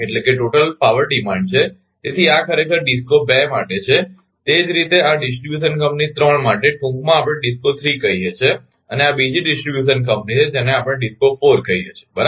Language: Gujarati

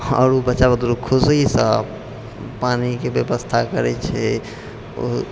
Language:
Maithili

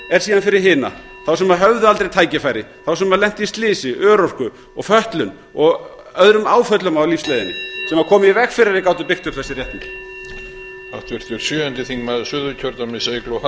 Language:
Icelandic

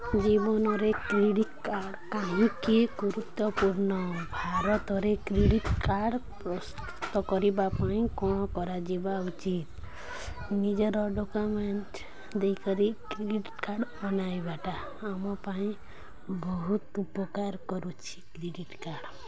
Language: Odia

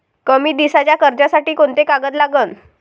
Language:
Marathi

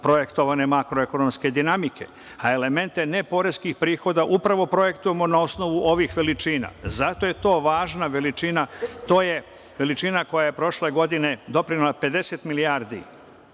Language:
Serbian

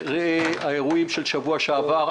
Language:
Hebrew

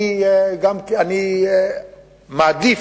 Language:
Hebrew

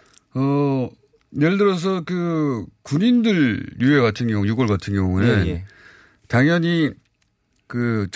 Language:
Korean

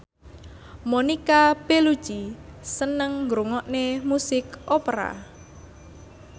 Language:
Javanese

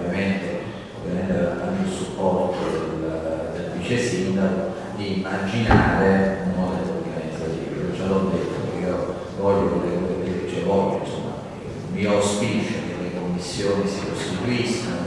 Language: Italian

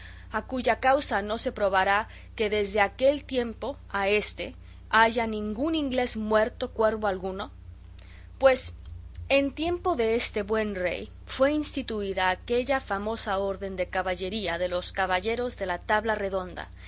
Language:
Spanish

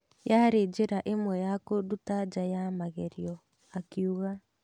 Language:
Kikuyu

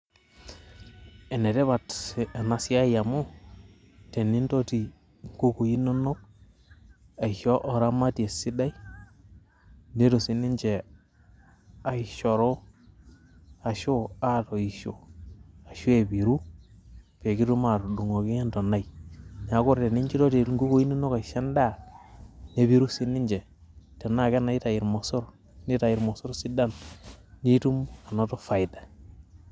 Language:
Masai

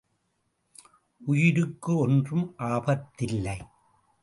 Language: Tamil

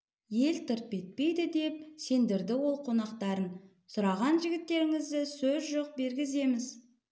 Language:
Kazakh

